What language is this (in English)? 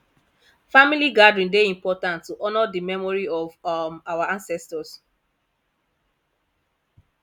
Nigerian Pidgin